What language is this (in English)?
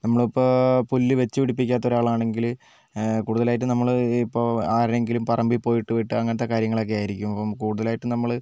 Malayalam